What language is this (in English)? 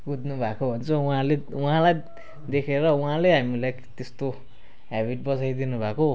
Nepali